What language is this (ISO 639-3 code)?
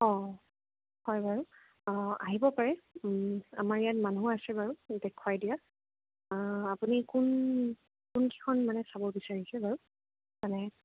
asm